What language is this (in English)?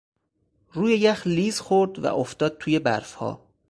Persian